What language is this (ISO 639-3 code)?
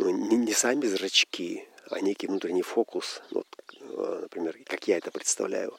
rus